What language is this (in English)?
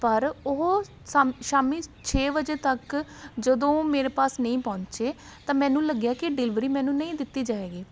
Punjabi